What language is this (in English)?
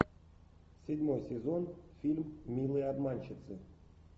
Russian